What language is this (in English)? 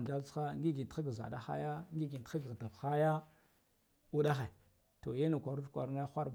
Guduf-Gava